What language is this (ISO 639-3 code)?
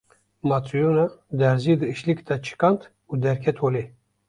kur